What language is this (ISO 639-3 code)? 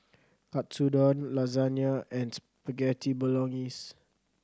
eng